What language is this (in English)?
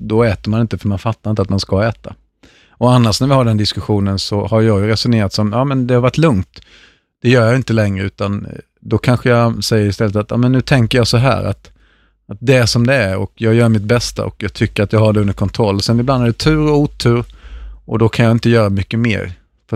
Swedish